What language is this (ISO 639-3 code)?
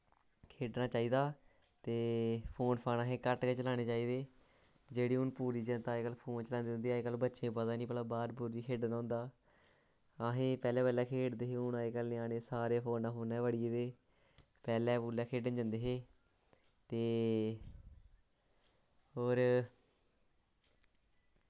doi